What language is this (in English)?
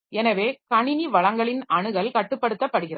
Tamil